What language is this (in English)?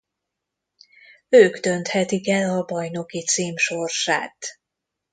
Hungarian